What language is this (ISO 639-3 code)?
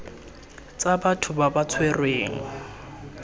tsn